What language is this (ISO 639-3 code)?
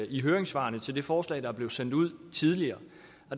dan